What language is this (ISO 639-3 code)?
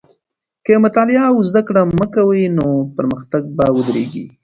pus